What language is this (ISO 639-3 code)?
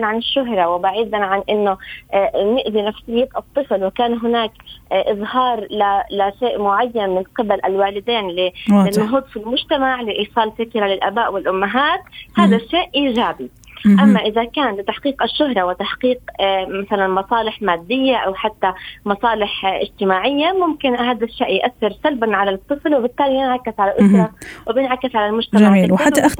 ara